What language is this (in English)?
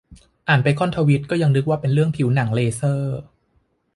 Thai